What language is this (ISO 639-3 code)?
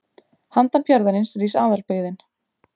isl